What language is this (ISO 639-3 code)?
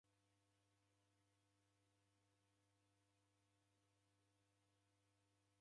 dav